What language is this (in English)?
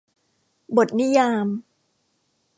Thai